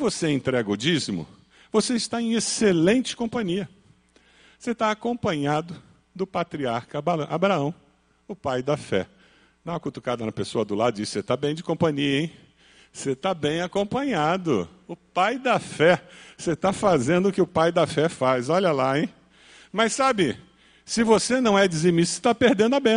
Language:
Portuguese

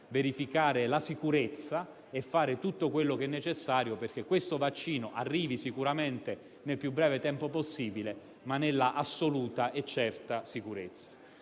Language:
Italian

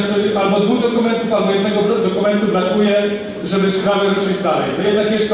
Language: Polish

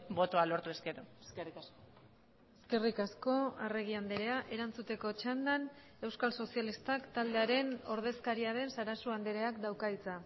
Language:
Basque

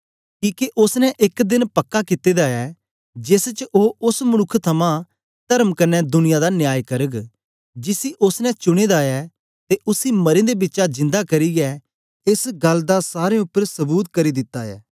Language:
Dogri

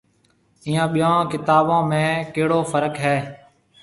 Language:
Marwari (Pakistan)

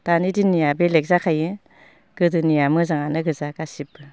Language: Bodo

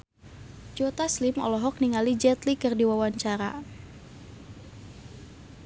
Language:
Sundanese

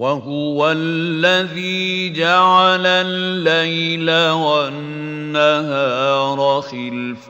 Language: Arabic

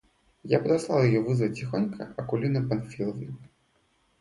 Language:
Russian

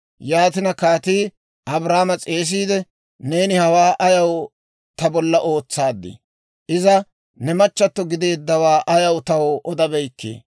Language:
Dawro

